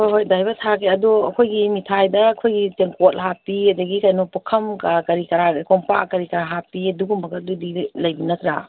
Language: Manipuri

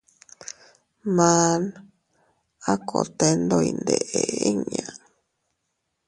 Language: Teutila Cuicatec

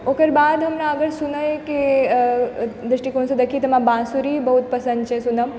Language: Maithili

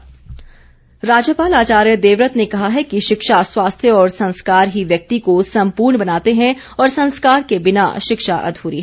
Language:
Hindi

